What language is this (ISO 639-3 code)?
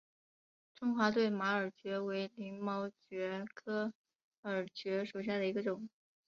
zho